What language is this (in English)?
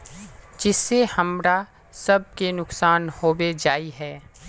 Magahi